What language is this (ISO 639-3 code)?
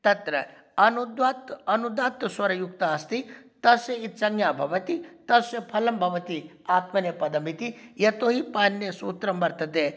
san